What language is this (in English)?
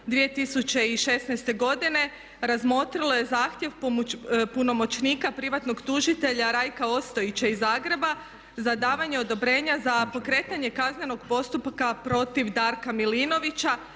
Croatian